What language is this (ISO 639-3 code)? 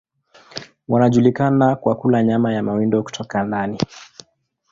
swa